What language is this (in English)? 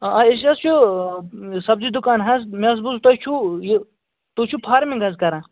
Kashmiri